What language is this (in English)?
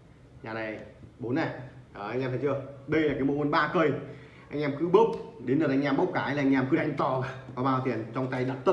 Vietnamese